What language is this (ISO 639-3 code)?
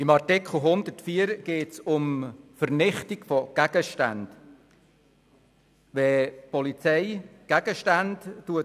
gsw